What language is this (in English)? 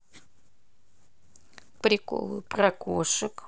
Russian